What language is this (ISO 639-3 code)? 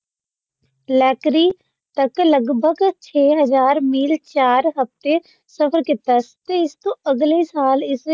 pan